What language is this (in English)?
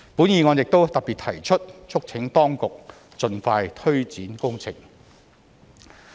Cantonese